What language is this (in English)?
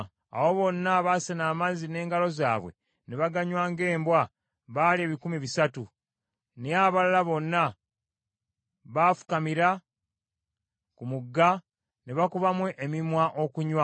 Ganda